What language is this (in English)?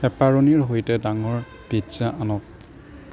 Assamese